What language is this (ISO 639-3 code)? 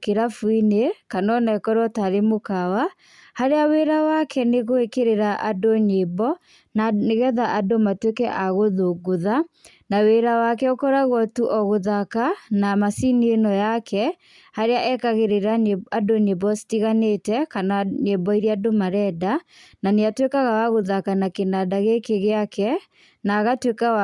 kik